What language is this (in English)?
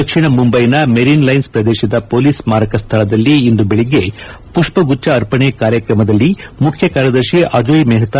Kannada